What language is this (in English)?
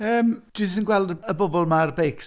Welsh